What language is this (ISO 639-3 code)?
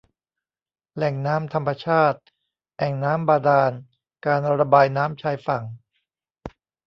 tha